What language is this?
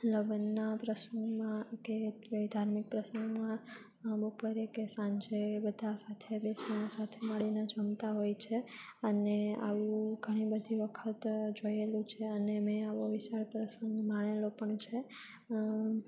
Gujarati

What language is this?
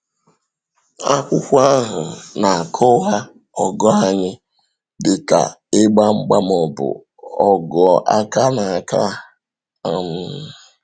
Igbo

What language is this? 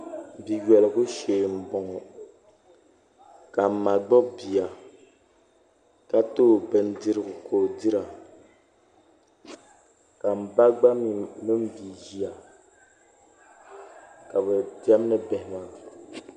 Dagbani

